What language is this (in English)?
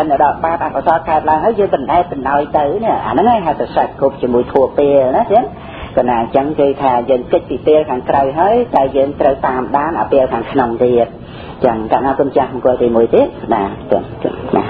Thai